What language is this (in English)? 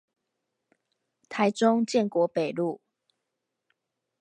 Chinese